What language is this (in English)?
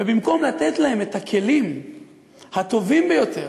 Hebrew